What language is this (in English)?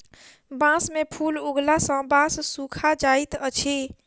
Maithili